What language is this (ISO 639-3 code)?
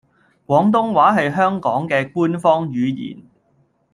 yue